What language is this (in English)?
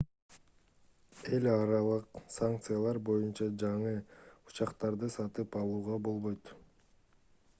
Kyrgyz